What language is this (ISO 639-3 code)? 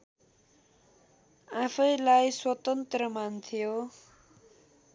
nep